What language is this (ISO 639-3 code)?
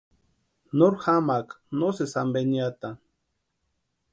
pua